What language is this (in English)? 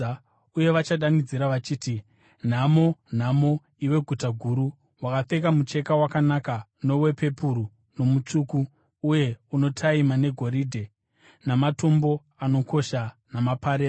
Shona